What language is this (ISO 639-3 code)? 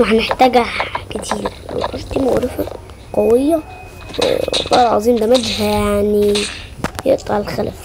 ara